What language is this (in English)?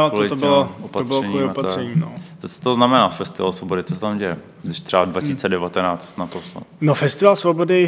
Czech